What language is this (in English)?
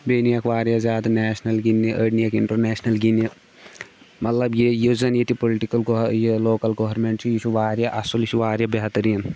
Kashmiri